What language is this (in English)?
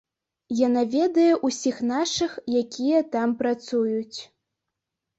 Belarusian